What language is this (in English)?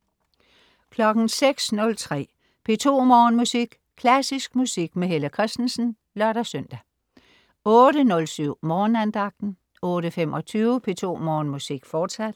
Danish